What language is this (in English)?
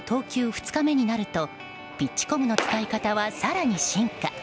Japanese